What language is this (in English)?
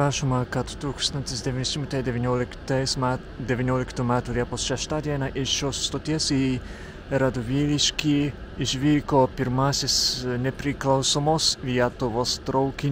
Lithuanian